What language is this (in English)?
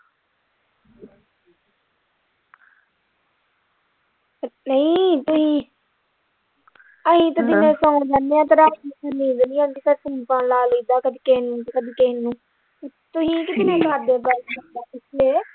Punjabi